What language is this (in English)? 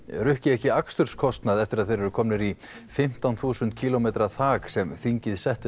Icelandic